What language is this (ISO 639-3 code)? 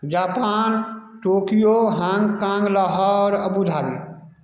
mai